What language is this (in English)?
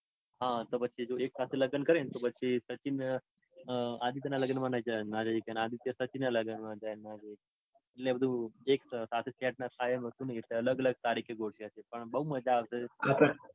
Gujarati